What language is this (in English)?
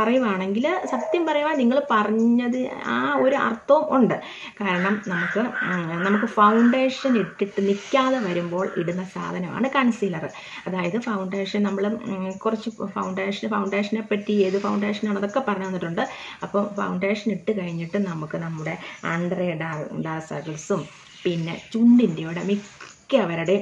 Malayalam